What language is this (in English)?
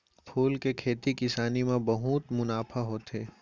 Chhattisgarhi